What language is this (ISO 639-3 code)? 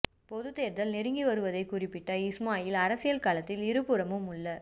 tam